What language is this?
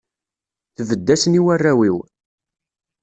Kabyle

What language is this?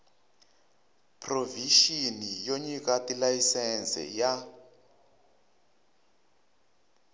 Tsonga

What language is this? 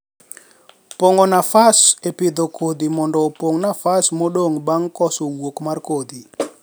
Luo (Kenya and Tanzania)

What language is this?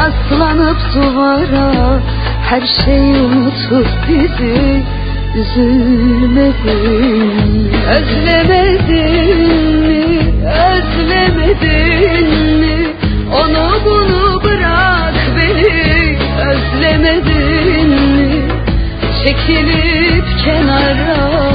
Turkish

